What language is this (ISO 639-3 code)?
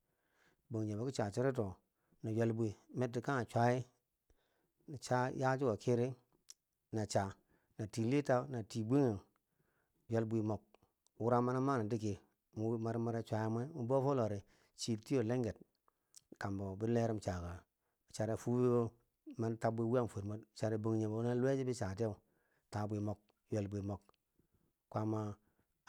bsj